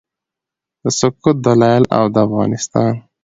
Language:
Pashto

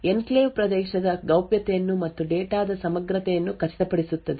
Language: Kannada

